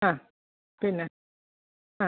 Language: Malayalam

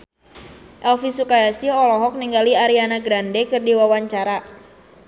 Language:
Sundanese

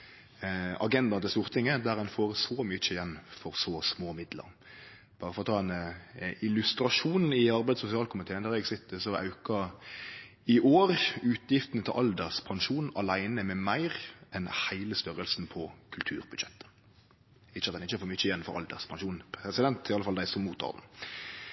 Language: Norwegian Nynorsk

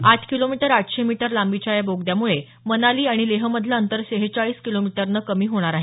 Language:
Marathi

